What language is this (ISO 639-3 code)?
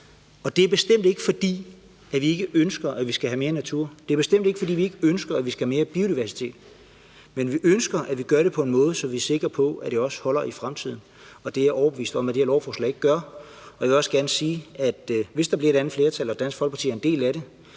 dan